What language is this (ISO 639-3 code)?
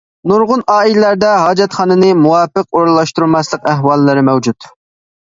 uig